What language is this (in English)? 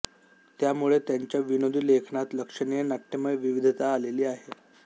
Marathi